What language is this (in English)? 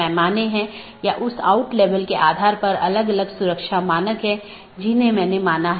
Hindi